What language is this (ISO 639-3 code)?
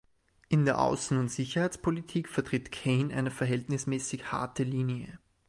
deu